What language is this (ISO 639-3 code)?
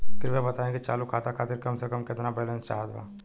bho